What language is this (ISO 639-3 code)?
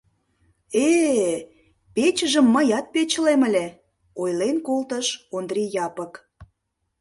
chm